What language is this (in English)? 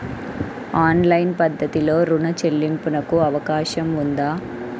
Telugu